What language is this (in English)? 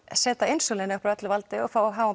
Icelandic